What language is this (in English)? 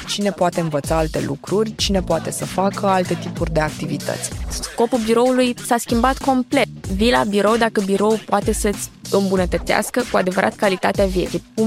Romanian